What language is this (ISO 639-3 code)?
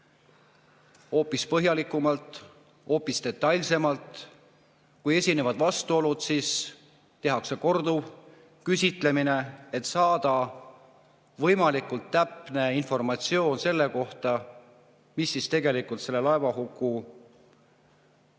est